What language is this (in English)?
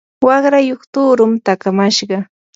Yanahuanca Pasco Quechua